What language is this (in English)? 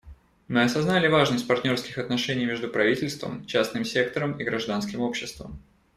Russian